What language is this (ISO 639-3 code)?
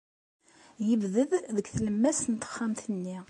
kab